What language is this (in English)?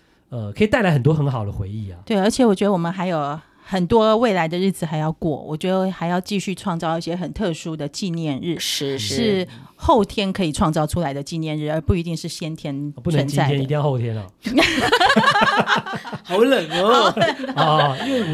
Chinese